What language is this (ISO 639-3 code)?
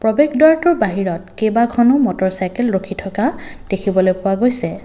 asm